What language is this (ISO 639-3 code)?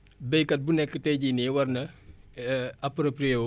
wol